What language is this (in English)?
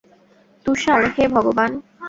Bangla